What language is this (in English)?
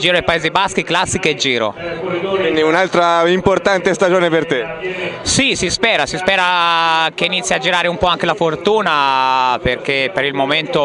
Italian